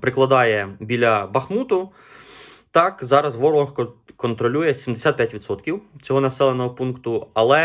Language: Ukrainian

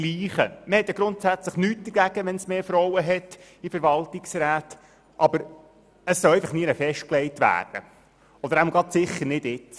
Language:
Swiss German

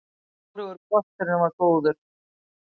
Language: Icelandic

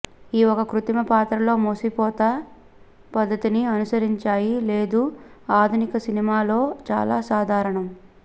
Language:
Telugu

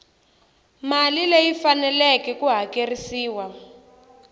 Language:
Tsonga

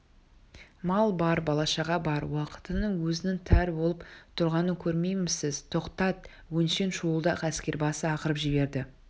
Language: Kazakh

